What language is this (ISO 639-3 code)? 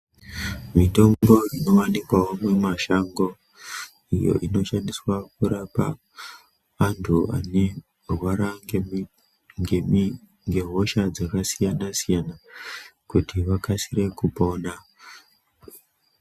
ndc